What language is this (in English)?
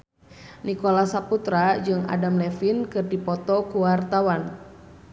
Sundanese